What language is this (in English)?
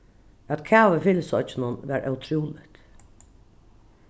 Faroese